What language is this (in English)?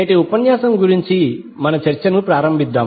Telugu